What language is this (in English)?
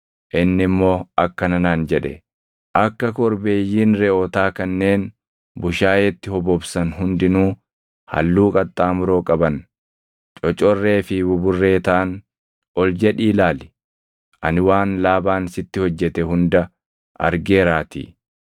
Oromo